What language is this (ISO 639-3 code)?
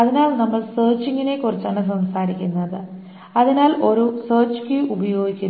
mal